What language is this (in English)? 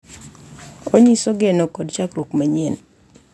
Luo (Kenya and Tanzania)